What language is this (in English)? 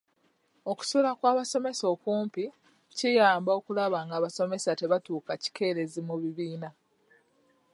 Ganda